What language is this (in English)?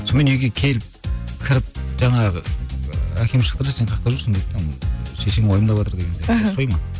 Kazakh